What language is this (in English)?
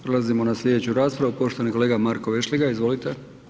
Croatian